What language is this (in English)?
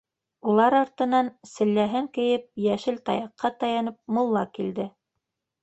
Bashkir